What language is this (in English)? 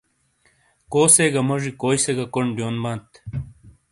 Shina